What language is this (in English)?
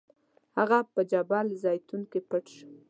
Pashto